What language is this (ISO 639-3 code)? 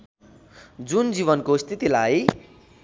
nep